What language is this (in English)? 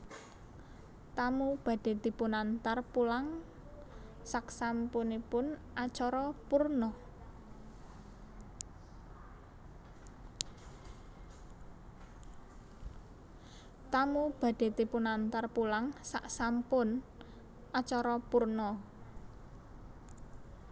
Javanese